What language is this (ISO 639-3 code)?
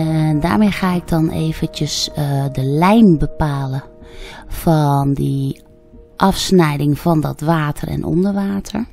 nld